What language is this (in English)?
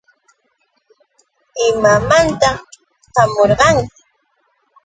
Yauyos Quechua